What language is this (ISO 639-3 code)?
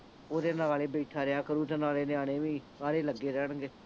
pan